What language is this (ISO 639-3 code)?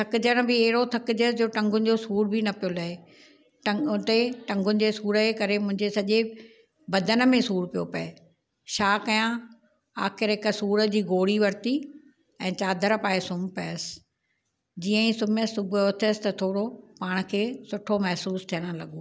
snd